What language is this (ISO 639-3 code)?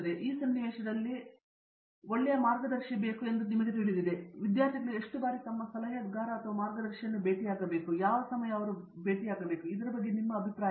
kan